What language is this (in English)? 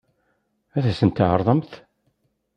Kabyle